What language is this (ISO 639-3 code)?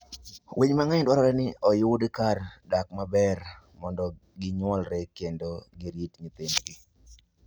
luo